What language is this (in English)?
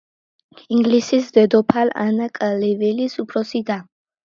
Georgian